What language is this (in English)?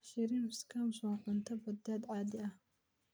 Somali